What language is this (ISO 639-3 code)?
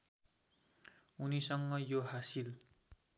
nep